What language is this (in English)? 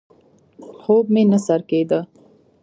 Pashto